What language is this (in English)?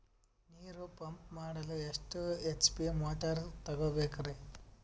Kannada